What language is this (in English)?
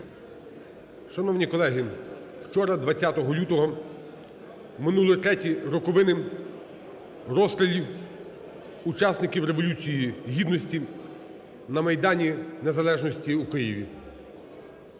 Ukrainian